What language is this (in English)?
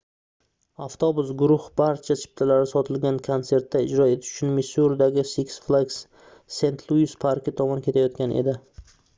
Uzbek